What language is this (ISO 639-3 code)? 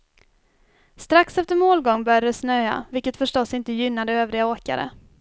swe